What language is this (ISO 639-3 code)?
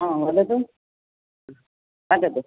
san